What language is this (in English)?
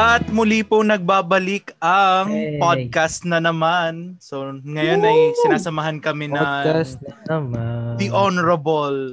Filipino